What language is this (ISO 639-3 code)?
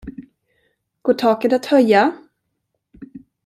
swe